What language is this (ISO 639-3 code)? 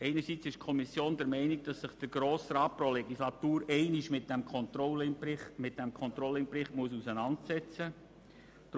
gsw